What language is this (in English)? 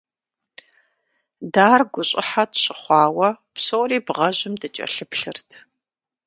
Kabardian